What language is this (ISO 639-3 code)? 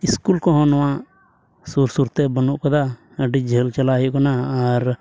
sat